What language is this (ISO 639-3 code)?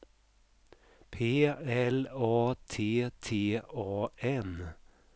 swe